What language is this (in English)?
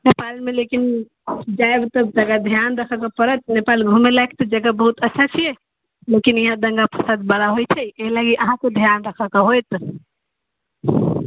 Maithili